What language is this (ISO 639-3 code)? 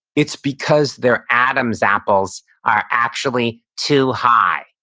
eng